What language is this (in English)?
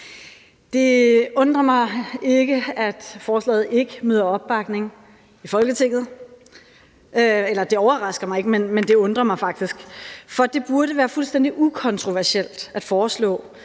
Danish